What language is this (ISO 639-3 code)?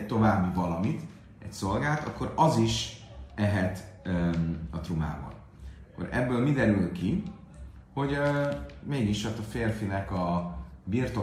hun